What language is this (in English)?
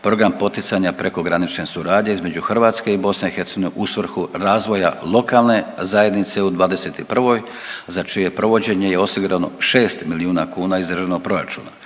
Croatian